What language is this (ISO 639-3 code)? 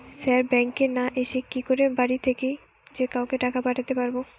ben